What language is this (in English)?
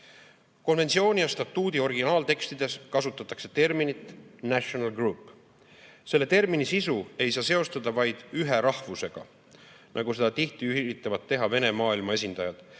Estonian